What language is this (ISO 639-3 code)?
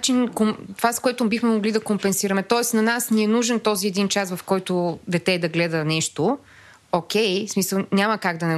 bul